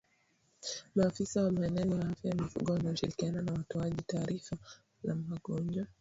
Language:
Swahili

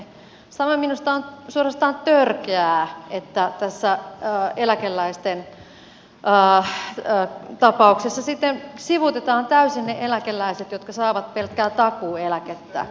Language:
Finnish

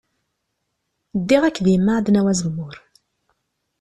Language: Kabyle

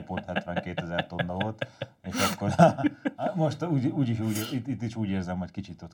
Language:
Hungarian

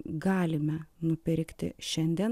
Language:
Lithuanian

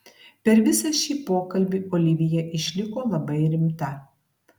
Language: Lithuanian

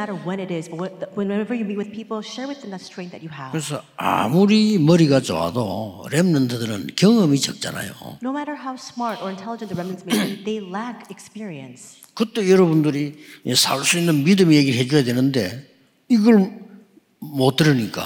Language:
Korean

